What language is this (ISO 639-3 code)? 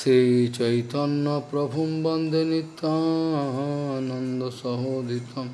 por